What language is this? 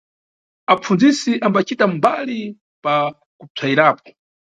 Nyungwe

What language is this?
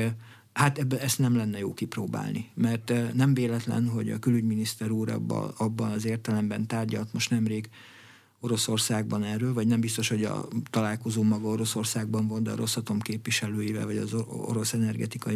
Hungarian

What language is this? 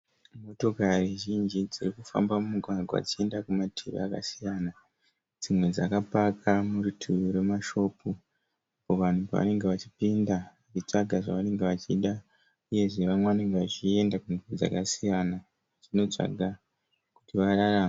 Shona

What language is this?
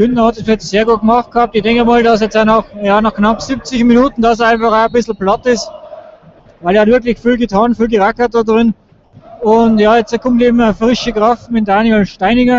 German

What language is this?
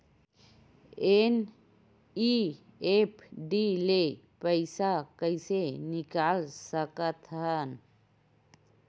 Chhattisgarhi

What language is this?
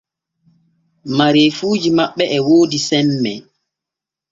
Borgu Fulfulde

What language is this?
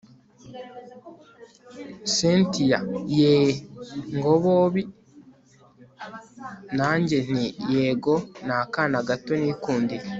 Kinyarwanda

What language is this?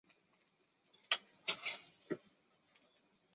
Chinese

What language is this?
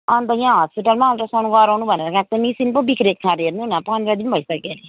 Nepali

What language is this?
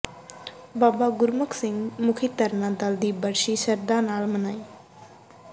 Punjabi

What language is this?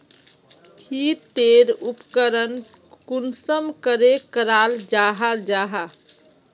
Magahi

